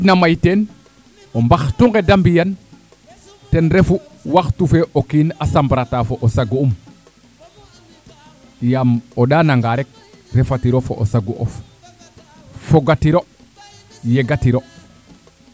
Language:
Serer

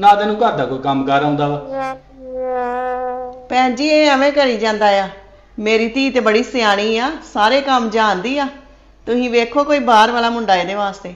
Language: Punjabi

